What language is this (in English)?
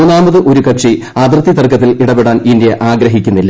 Malayalam